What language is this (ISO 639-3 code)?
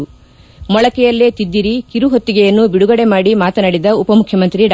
kan